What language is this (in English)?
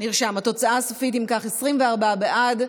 Hebrew